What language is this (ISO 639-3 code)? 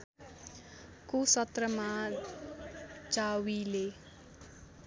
nep